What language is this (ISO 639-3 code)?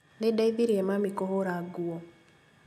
kik